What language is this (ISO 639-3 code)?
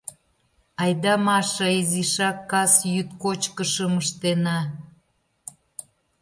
chm